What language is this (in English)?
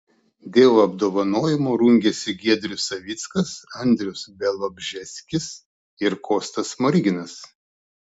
Lithuanian